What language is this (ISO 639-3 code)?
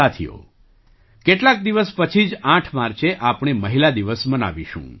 guj